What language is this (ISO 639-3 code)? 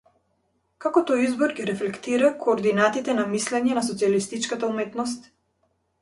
mkd